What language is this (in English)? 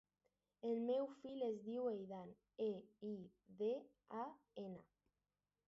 Catalan